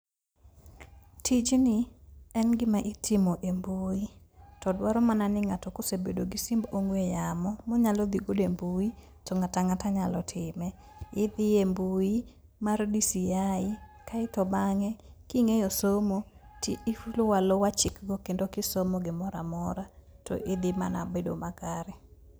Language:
Luo (Kenya and Tanzania)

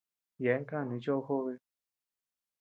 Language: Tepeuxila Cuicatec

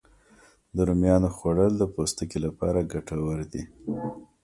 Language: Pashto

